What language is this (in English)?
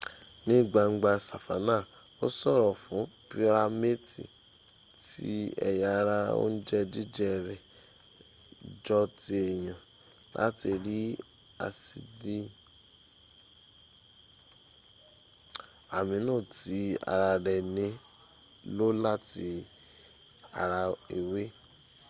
Yoruba